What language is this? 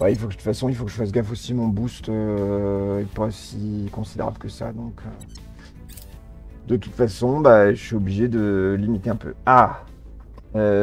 French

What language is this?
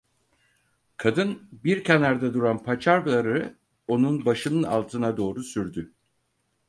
Turkish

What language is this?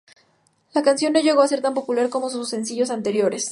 Spanish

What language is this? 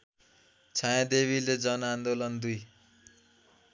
Nepali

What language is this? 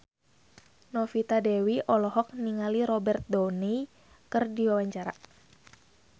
Sundanese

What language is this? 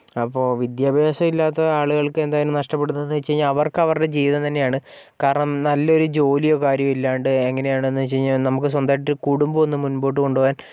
Malayalam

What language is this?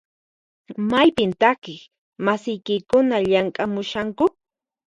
Puno Quechua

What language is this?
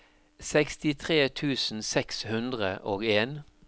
Norwegian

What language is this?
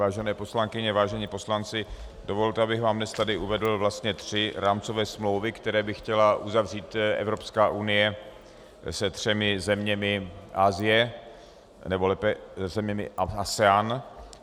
Czech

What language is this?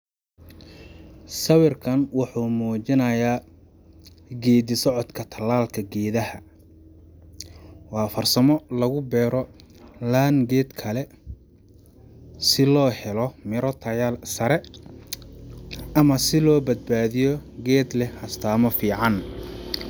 Somali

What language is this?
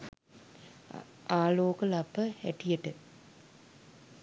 Sinhala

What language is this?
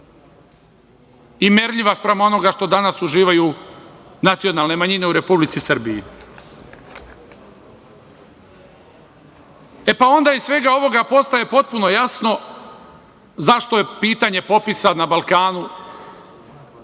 Serbian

